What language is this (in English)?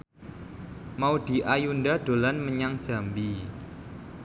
Javanese